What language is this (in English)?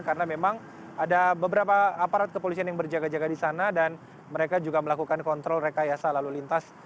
Indonesian